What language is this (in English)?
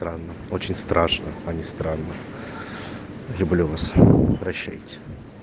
Russian